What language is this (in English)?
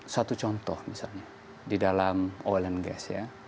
Indonesian